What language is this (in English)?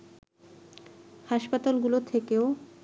Bangla